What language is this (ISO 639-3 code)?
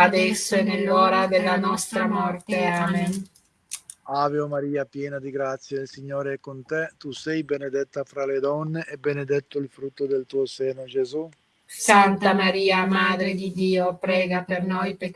ita